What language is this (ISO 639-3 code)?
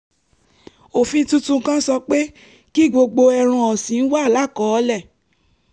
yor